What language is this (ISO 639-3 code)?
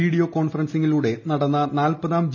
mal